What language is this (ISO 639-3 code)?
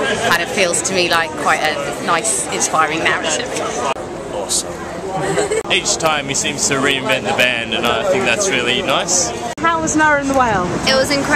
eng